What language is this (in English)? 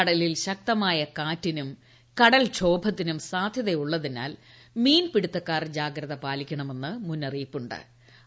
Malayalam